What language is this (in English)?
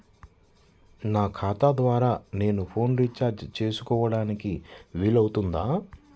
Telugu